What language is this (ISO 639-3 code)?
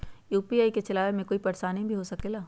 mag